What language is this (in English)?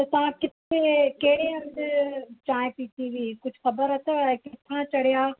Sindhi